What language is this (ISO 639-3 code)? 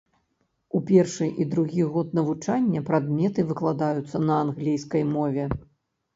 bel